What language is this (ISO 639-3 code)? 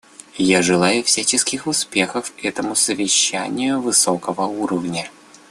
rus